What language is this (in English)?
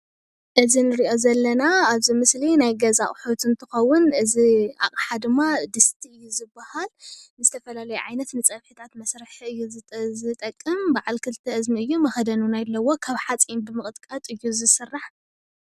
Tigrinya